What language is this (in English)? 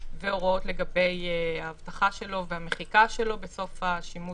Hebrew